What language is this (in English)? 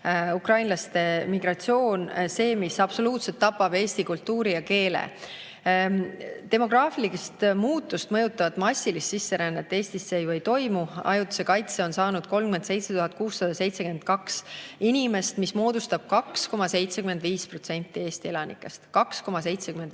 Estonian